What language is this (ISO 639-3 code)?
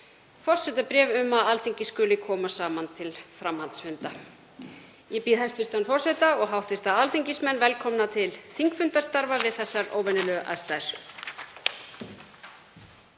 isl